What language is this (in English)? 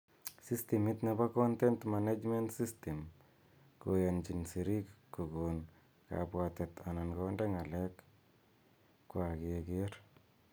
Kalenjin